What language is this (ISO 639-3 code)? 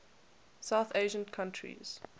eng